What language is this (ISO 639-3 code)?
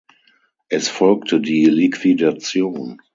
deu